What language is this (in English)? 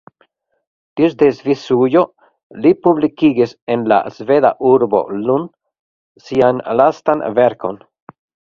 Esperanto